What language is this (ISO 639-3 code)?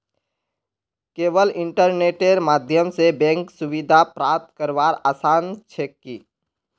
mag